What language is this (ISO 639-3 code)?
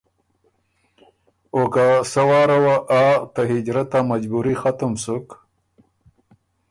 oru